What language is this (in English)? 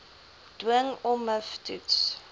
Afrikaans